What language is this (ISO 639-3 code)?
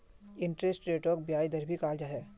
mag